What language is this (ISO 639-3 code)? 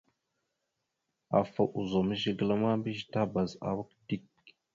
mxu